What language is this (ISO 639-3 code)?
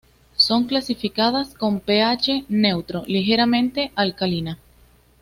spa